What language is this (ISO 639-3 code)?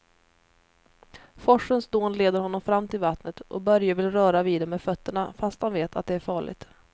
swe